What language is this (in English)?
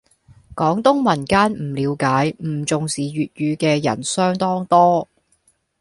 Cantonese